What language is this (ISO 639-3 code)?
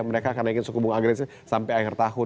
ind